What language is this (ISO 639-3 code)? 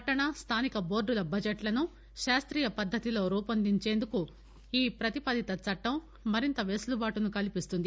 tel